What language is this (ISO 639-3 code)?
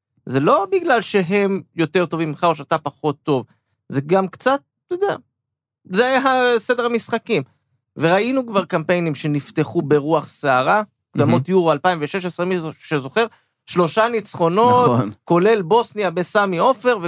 heb